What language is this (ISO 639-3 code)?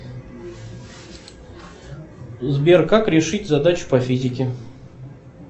rus